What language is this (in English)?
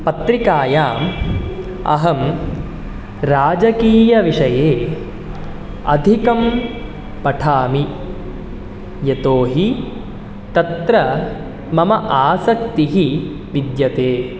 Sanskrit